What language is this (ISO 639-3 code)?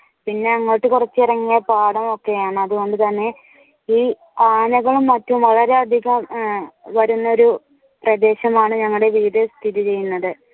mal